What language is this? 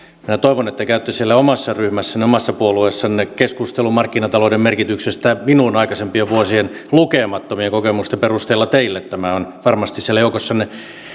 Finnish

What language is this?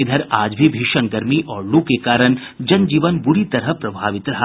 Hindi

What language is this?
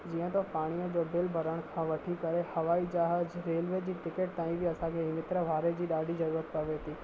Sindhi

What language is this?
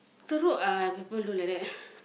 English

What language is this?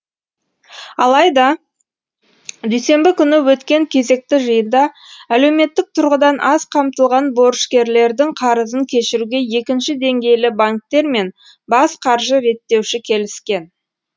Kazakh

